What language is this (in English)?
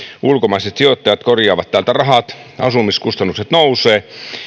Finnish